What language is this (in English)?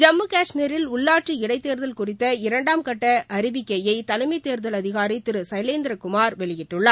Tamil